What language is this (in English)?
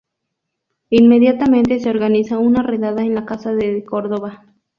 Spanish